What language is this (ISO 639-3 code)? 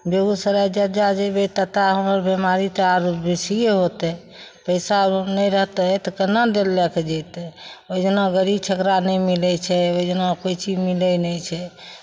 mai